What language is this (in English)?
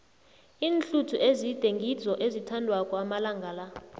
South Ndebele